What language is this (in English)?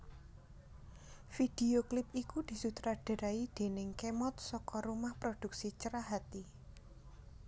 Javanese